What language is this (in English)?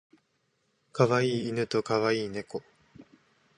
Japanese